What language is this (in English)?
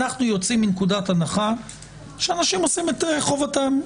Hebrew